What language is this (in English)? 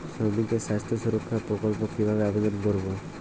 Bangla